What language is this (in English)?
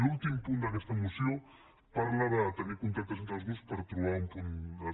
Catalan